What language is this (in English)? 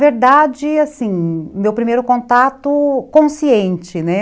Portuguese